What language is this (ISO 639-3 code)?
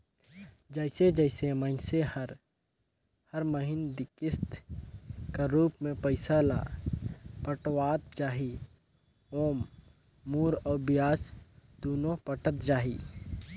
hne